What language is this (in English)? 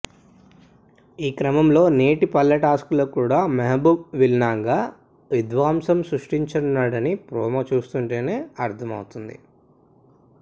Telugu